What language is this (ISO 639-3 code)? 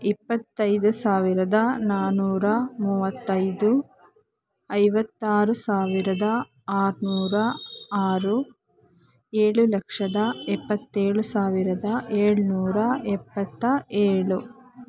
kan